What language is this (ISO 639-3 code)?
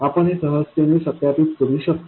mar